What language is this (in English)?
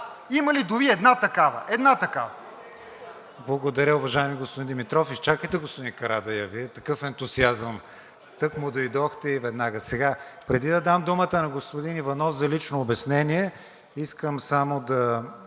Bulgarian